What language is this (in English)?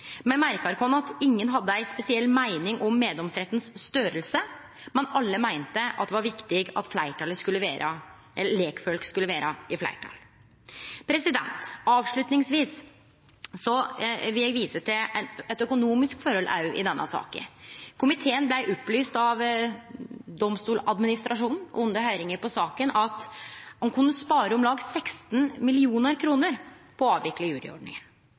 Norwegian Nynorsk